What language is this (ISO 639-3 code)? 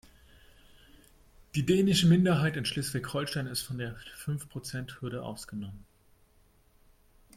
deu